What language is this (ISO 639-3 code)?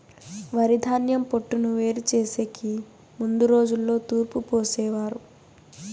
tel